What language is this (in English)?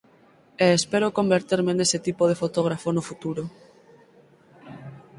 Galician